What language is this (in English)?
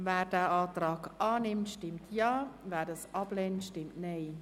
Swiss German